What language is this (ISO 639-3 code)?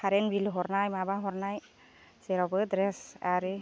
brx